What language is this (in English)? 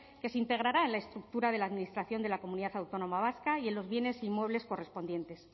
Spanish